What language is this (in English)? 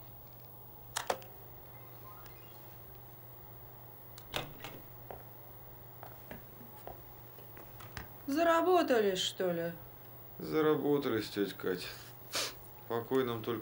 Russian